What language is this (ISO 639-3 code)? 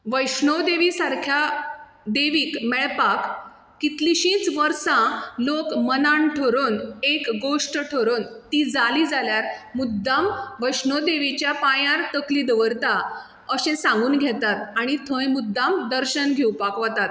kok